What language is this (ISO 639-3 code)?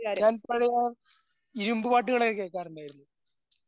mal